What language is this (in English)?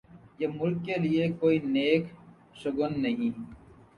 Urdu